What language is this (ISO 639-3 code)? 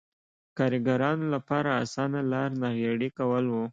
pus